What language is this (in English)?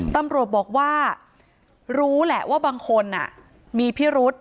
Thai